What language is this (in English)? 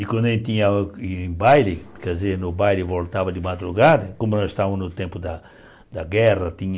Portuguese